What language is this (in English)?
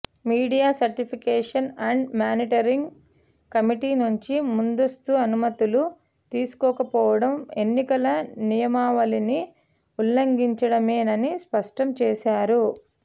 Telugu